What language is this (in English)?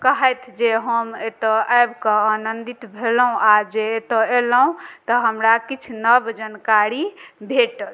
Maithili